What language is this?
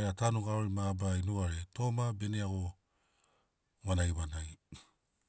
Sinaugoro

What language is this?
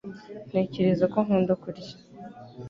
Kinyarwanda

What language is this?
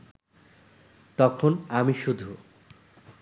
Bangla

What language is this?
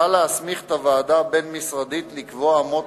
Hebrew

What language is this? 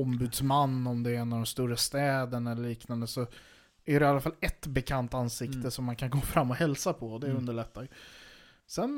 Swedish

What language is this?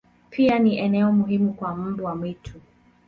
Swahili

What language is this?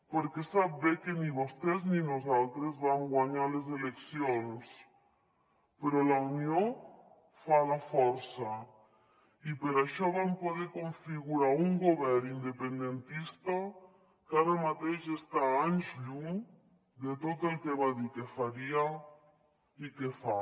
Catalan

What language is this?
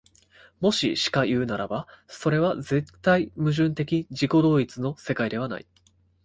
Japanese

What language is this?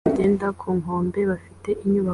Kinyarwanda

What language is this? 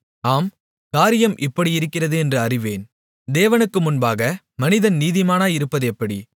Tamil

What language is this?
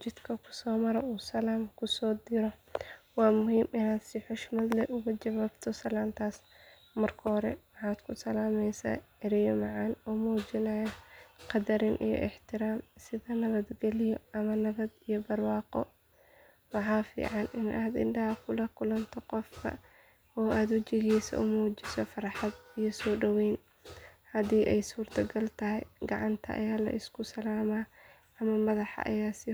Somali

